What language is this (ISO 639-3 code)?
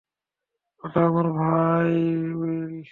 ben